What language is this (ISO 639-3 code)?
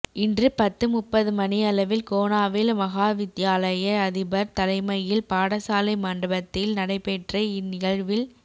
tam